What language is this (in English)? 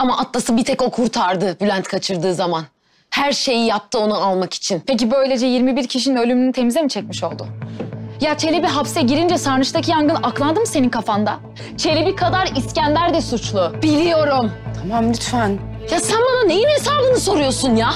Turkish